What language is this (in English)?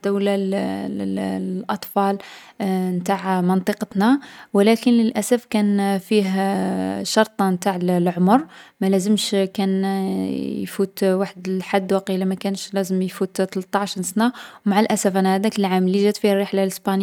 Algerian Arabic